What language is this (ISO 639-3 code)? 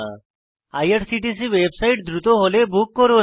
ben